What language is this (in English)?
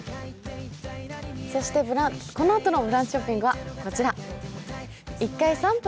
Japanese